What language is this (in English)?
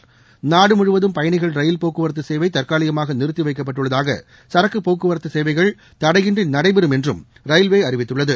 Tamil